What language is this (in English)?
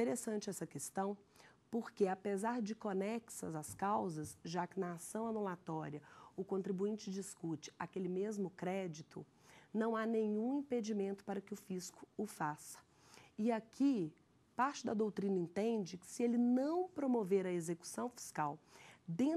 Portuguese